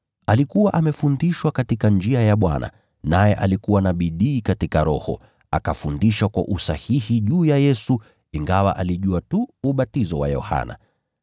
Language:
Swahili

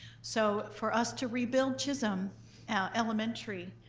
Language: English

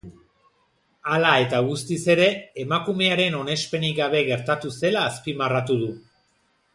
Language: Basque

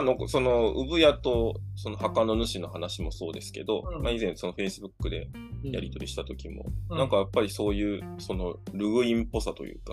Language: Japanese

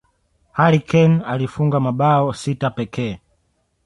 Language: Swahili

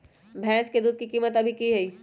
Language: Magahi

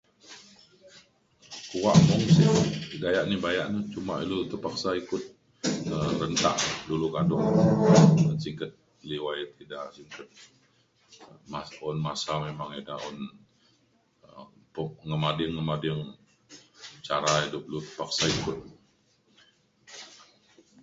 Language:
Mainstream Kenyah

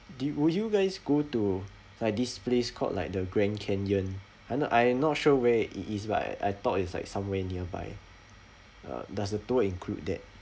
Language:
English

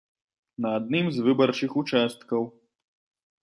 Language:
Belarusian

